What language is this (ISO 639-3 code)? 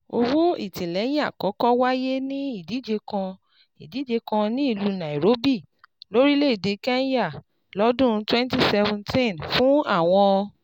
yor